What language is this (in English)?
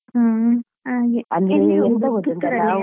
Kannada